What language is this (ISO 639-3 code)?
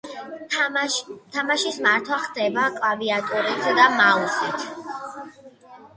kat